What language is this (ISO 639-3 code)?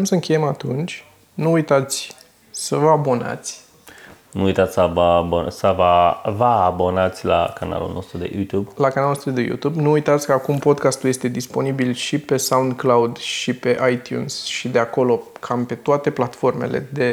ron